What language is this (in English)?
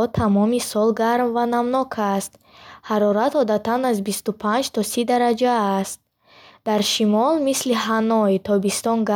Bukharic